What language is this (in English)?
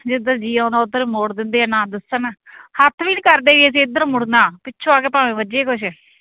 Punjabi